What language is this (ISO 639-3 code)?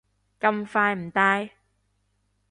yue